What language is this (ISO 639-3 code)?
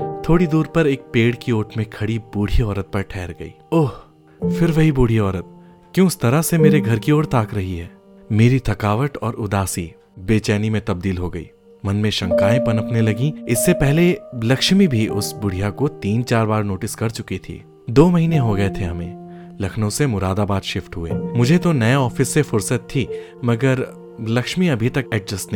hin